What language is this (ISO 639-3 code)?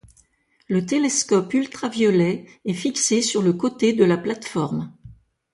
fra